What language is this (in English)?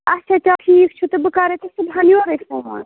Kashmiri